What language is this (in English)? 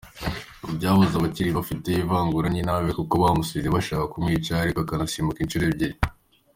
Kinyarwanda